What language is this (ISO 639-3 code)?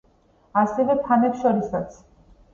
kat